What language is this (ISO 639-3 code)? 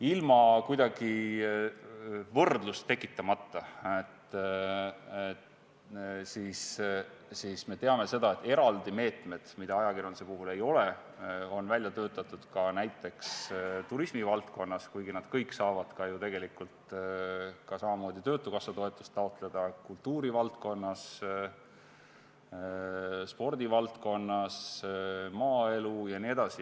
est